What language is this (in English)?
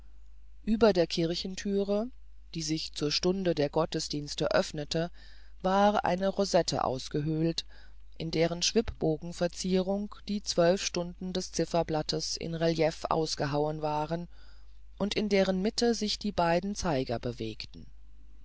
German